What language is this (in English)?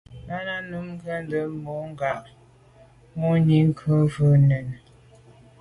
Medumba